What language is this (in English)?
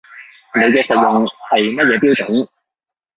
Cantonese